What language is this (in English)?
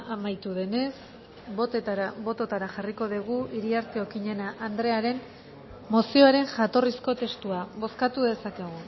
Basque